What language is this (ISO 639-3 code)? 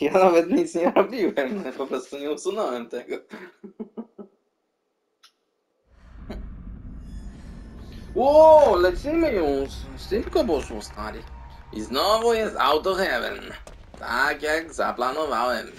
pol